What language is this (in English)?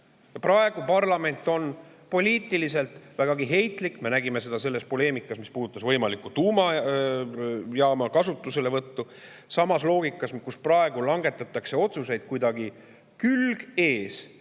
Estonian